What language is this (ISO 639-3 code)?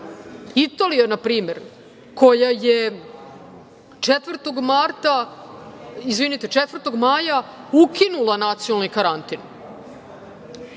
srp